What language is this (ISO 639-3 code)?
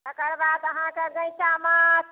mai